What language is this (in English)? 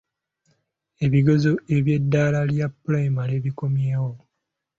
Ganda